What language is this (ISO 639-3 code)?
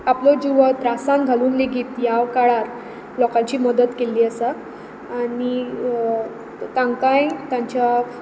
kok